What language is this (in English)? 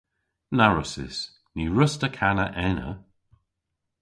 Cornish